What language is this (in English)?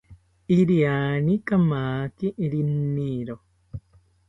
South Ucayali Ashéninka